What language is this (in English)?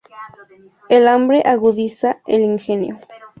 Spanish